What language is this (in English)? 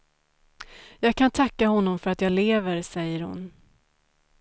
Swedish